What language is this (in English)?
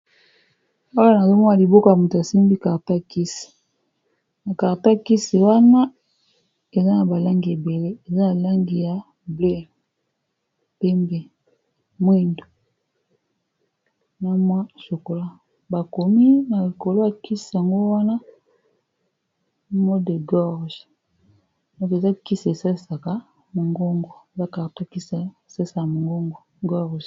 Lingala